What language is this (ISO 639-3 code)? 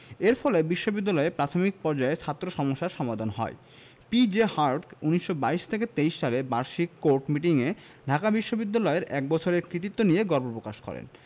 ben